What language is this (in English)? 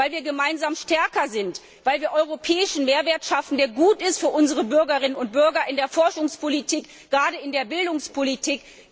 German